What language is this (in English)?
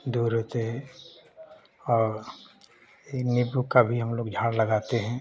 Hindi